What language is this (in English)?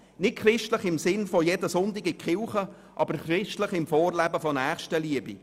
Swiss German